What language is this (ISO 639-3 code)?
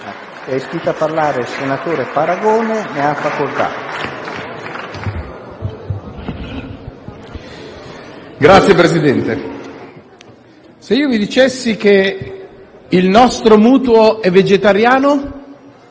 ita